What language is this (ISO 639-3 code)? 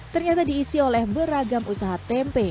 ind